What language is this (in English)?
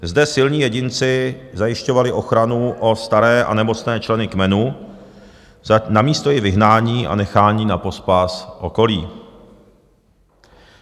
Czech